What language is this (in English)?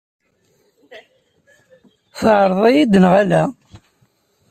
Kabyle